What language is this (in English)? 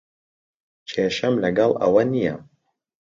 Central Kurdish